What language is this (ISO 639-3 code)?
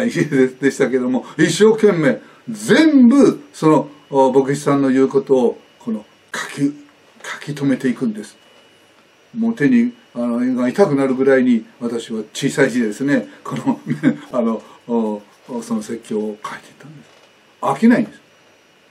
jpn